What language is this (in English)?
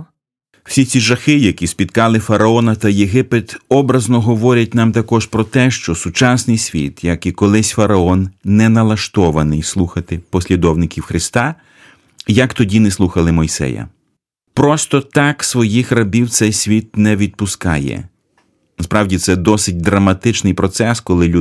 Ukrainian